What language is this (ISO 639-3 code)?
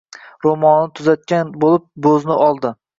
uzb